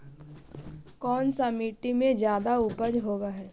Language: Magahi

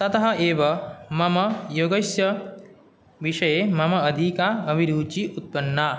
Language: Sanskrit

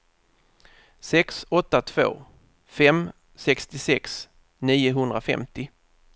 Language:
Swedish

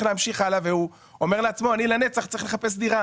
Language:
Hebrew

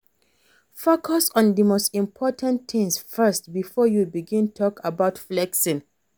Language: Nigerian Pidgin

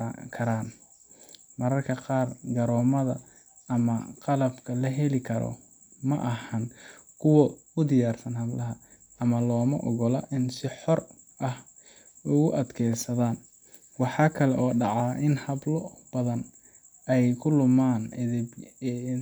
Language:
Somali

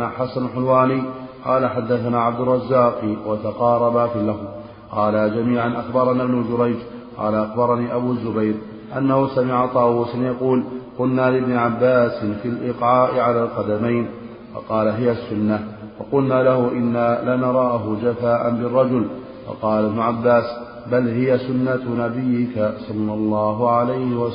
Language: Arabic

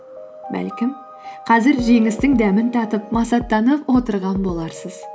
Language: Kazakh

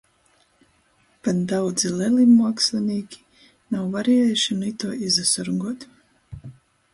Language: Latgalian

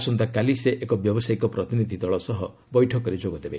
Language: Odia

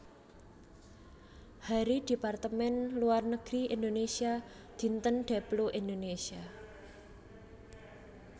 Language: Javanese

